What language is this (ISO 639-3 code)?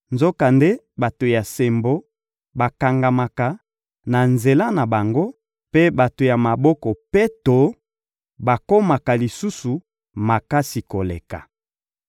lin